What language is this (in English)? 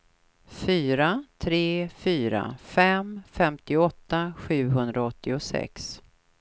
Swedish